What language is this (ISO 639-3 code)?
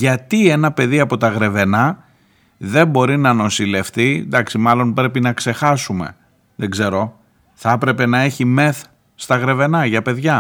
ell